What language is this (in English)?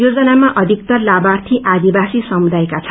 Nepali